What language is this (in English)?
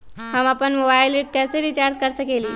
Magahi